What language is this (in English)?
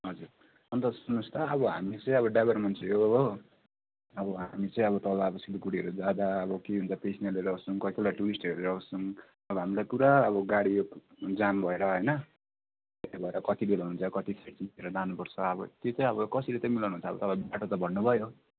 Nepali